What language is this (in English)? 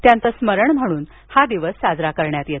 Marathi